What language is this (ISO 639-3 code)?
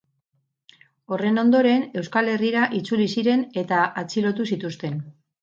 eus